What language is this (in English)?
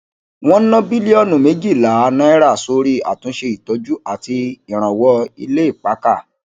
Yoruba